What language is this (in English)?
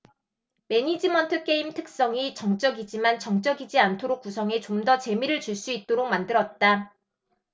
Korean